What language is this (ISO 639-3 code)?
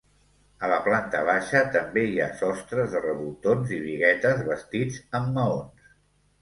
cat